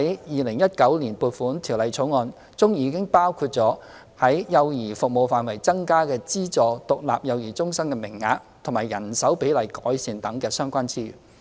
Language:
Cantonese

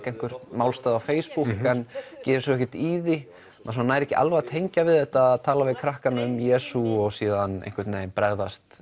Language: Icelandic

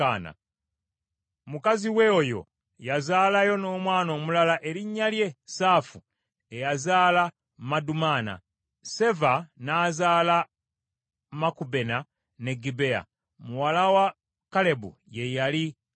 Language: Ganda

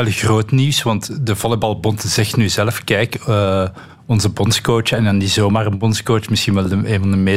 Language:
Dutch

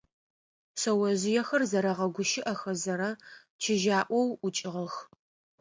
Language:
Adyghe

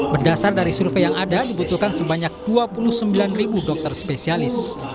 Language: Indonesian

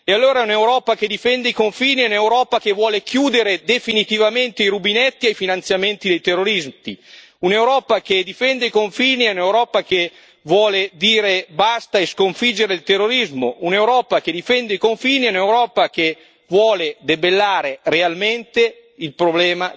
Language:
Italian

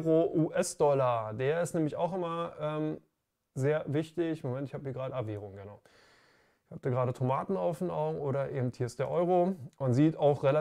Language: German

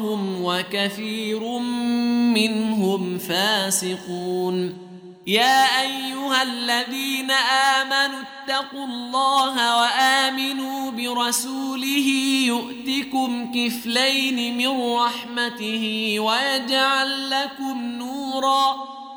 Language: Arabic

